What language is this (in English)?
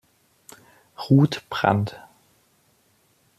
German